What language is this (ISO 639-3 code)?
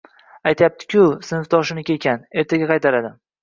uzb